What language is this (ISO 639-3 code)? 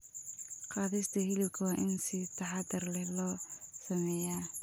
som